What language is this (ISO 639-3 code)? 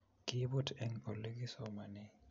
kln